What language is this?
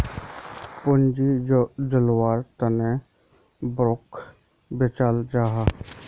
Magahi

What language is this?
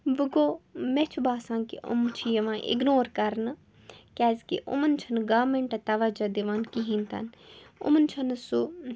Kashmiri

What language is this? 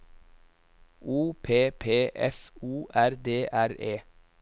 Norwegian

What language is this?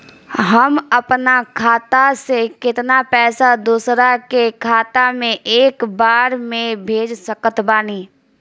Bhojpuri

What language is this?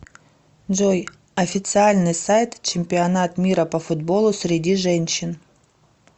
Russian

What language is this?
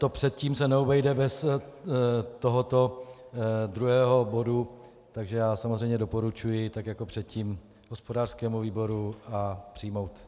Czech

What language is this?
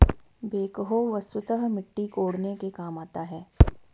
Hindi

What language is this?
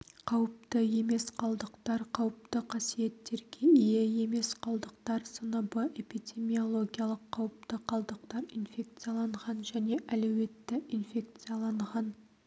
Kazakh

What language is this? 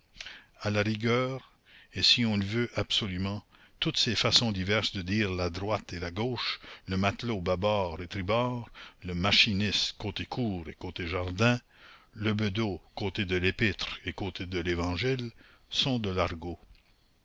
French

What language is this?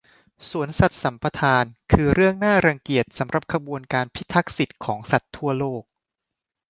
Thai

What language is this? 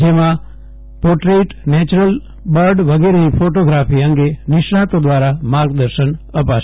Gujarati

